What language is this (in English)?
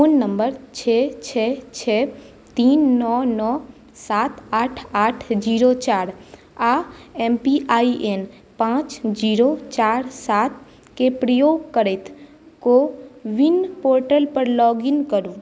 Maithili